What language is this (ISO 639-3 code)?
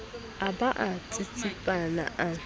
sot